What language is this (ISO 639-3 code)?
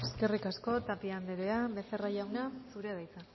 eus